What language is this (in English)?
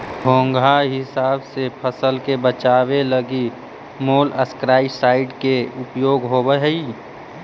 Magahi